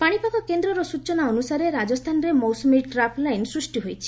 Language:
Odia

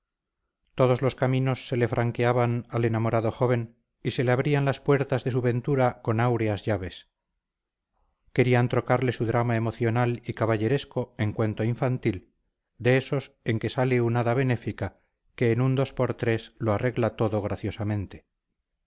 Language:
Spanish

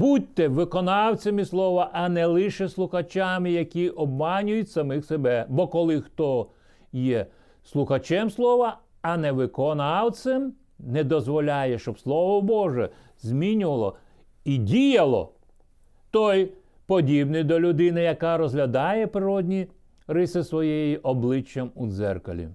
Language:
Ukrainian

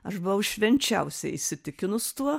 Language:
Lithuanian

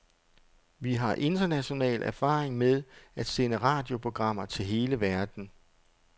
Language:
Danish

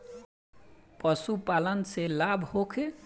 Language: Bhojpuri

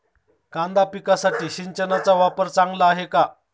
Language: Marathi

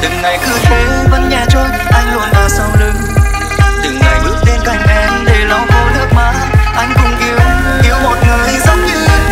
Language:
Vietnamese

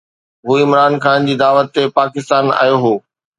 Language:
Sindhi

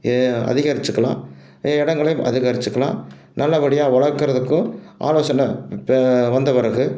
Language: Tamil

